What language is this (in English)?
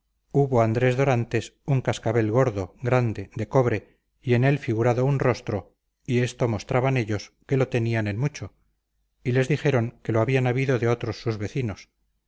Spanish